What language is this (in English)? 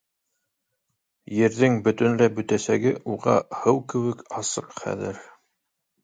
Bashkir